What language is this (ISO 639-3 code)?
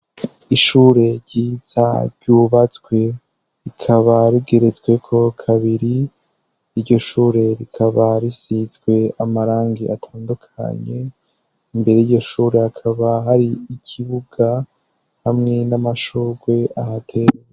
run